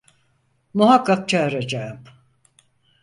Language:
Turkish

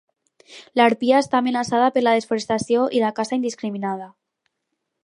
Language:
Catalan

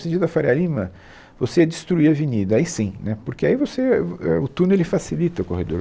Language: Portuguese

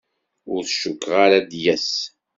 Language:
Kabyle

